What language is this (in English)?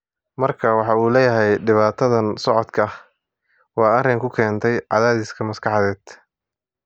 Somali